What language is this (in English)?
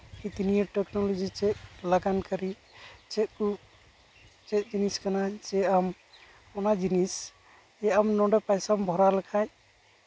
Santali